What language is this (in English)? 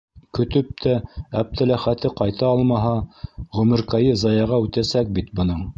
Bashkir